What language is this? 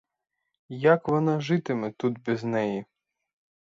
Ukrainian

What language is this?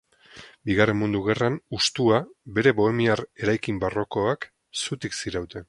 Basque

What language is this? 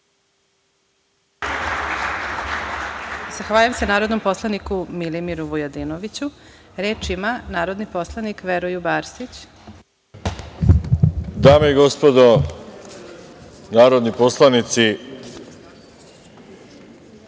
Serbian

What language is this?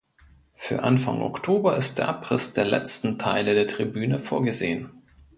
German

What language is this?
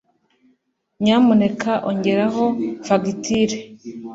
Kinyarwanda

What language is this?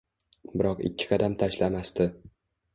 Uzbek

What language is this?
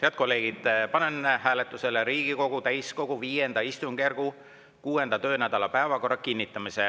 Estonian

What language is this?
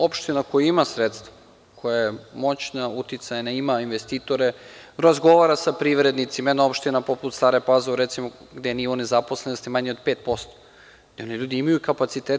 Serbian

